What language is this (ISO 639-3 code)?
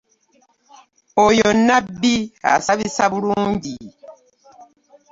lug